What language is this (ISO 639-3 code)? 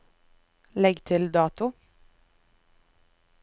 nor